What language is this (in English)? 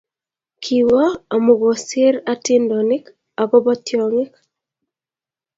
Kalenjin